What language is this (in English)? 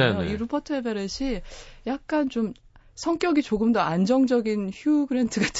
Korean